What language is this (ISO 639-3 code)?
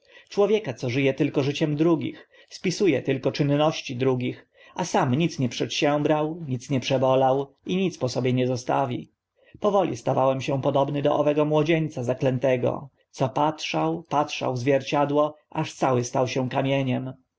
pol